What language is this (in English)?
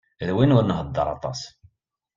Kabyle